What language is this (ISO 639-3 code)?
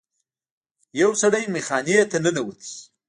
pus